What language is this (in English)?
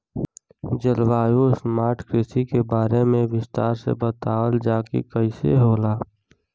Bhojpuri